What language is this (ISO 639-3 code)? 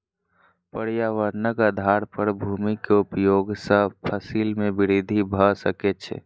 mai